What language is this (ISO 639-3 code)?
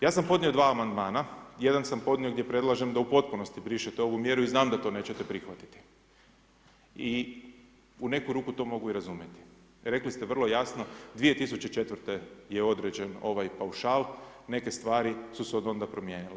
hrv